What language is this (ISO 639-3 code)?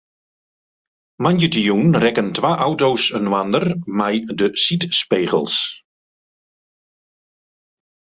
fry